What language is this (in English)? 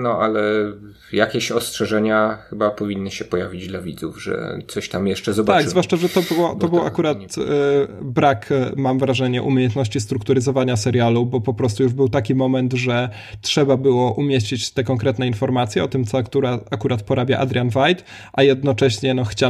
Polish